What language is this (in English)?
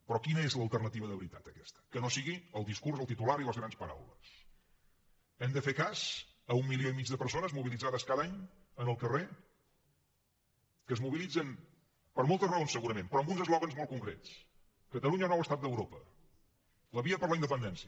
Catalan